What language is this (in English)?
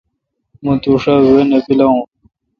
Kalkoti